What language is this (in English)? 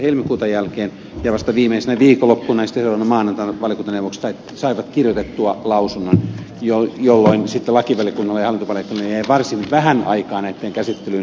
Finnish